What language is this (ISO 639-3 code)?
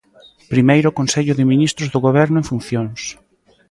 glg